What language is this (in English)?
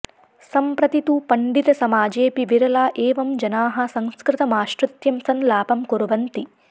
Sanskrit